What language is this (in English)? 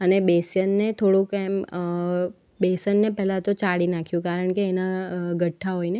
Gujarati